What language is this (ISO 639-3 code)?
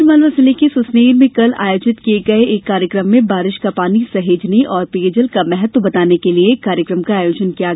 hin